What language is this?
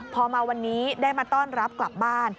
Thai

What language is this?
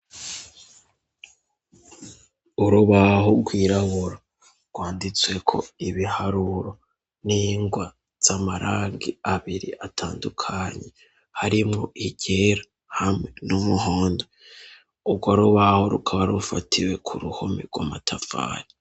Rundi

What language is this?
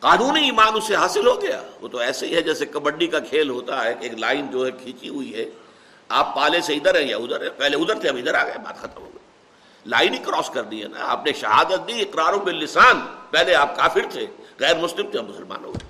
Urdu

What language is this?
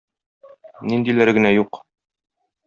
Tatar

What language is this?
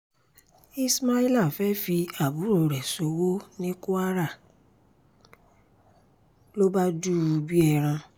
Yoruba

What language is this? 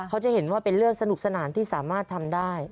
Thai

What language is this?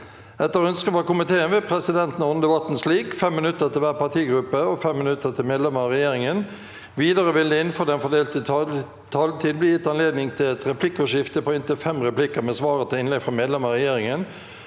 Norwegian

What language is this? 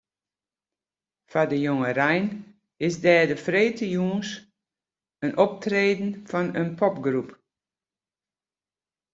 Western Frisian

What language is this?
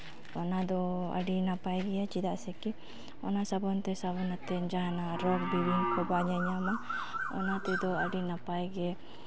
Santali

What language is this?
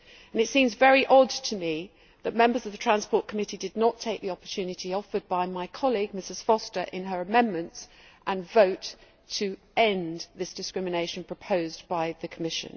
English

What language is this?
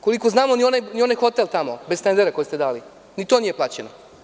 Serbian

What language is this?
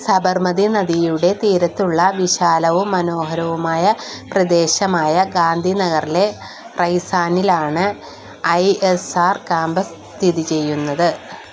Malayalam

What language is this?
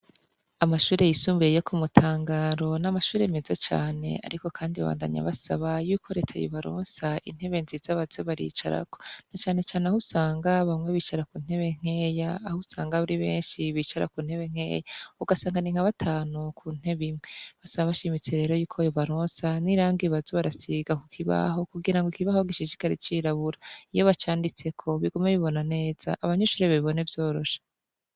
Rundi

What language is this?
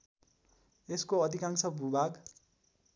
Nepali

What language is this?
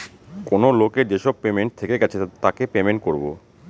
Bangla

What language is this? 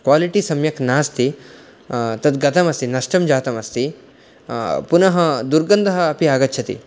Sanskrit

